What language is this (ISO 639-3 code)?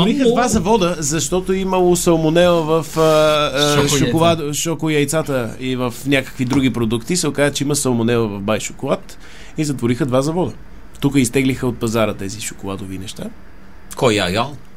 bul